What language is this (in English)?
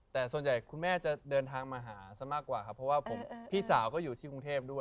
Thai